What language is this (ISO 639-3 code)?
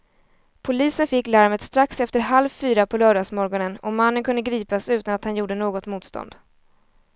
swe